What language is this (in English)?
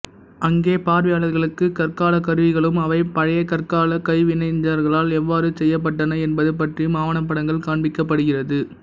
Tamil